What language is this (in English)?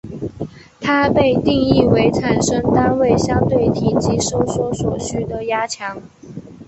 Chinese